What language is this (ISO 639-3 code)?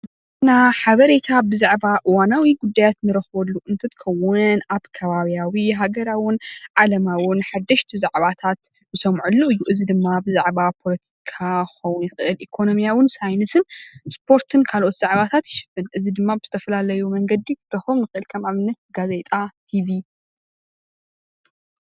tir